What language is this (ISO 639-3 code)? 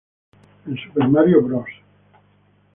spa